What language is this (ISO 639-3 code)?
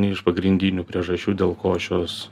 lit